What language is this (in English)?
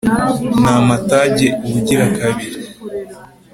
Kinyarwanda